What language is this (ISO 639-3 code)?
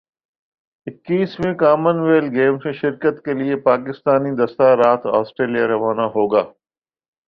urd